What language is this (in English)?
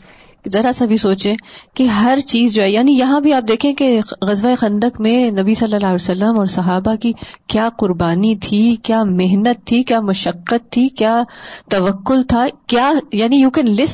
Urdu